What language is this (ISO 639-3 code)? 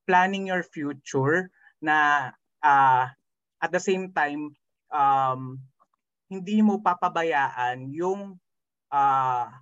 fil